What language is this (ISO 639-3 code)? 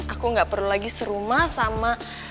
ind